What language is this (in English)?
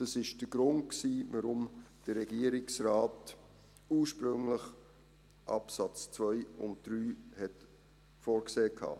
Swiss German